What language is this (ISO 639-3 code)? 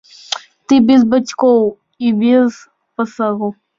bel